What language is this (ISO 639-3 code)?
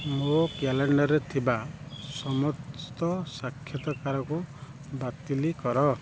ori